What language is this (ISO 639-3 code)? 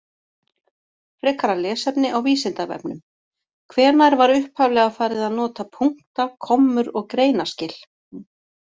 isl